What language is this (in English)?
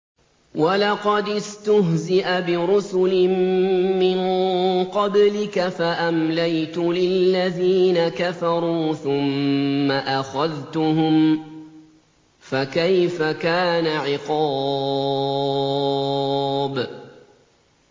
Arabic